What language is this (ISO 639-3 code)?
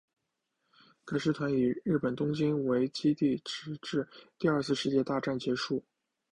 zho